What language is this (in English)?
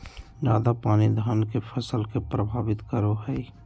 Magahi